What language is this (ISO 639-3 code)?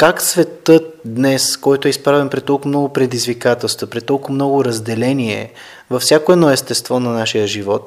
bul